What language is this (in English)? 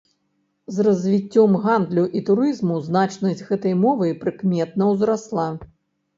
Belarusian